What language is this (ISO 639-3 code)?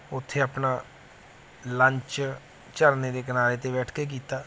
pan